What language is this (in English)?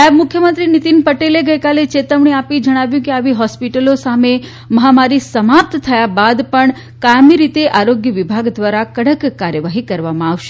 Gujarati